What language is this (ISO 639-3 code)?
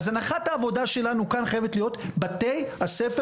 heb